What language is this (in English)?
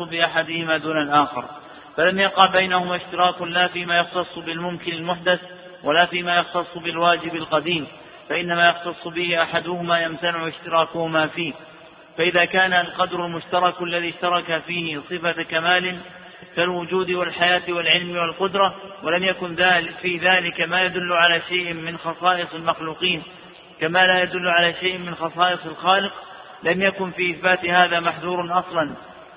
Arabic